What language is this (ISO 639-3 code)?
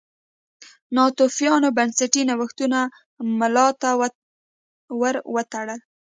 pus